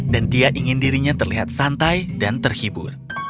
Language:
Indonesian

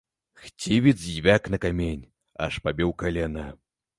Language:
Belarusian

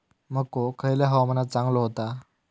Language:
Marathi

